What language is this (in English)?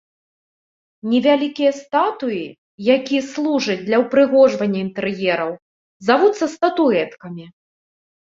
Belarusian